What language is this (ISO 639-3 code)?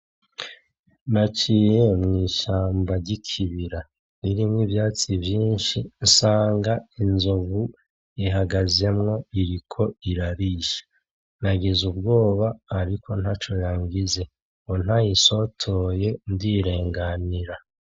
run